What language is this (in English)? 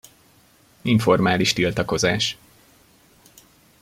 Hungarian